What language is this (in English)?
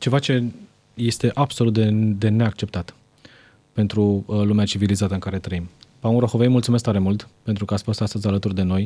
Romanian